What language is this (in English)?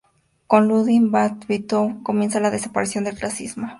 Spanish